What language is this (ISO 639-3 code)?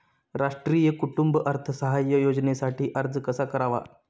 mar